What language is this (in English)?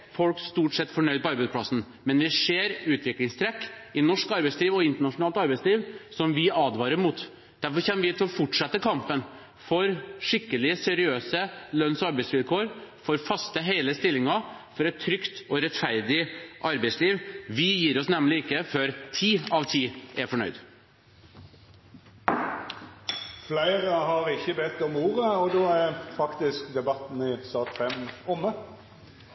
Norwegian